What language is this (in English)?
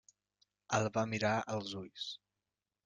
Catalan